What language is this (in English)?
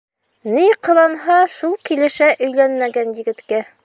Bashkir